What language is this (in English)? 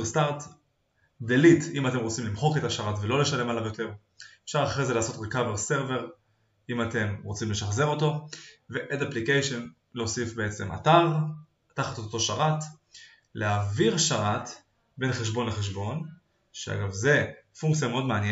Hebrew